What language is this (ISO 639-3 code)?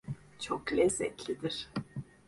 tur